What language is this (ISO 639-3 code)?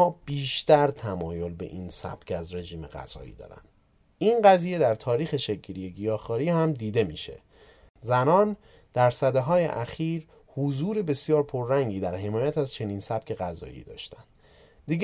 fas